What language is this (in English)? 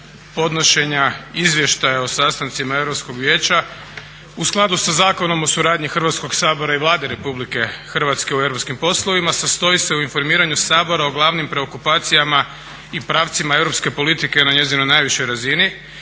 Croatian